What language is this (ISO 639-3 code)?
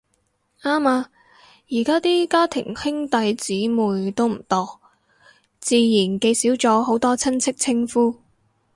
yue